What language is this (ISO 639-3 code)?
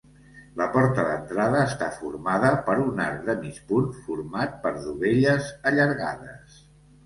cat